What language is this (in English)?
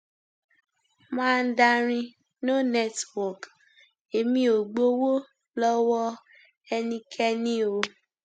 Yoruba